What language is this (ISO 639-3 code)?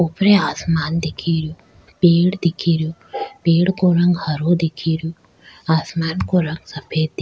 raj